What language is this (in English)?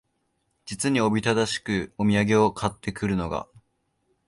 Japanese